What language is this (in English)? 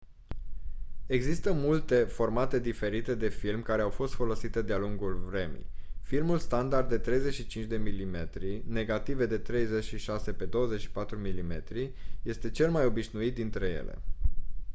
Romanian